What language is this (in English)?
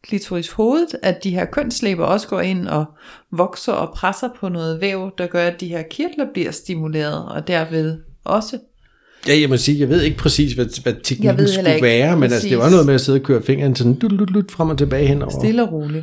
Danish